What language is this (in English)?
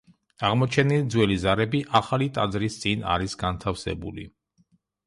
Georgian